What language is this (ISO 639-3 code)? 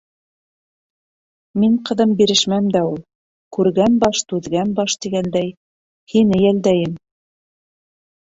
bak